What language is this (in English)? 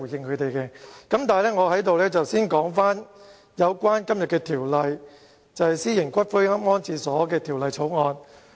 Cantonese